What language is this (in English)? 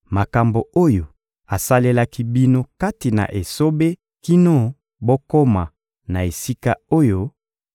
Lingala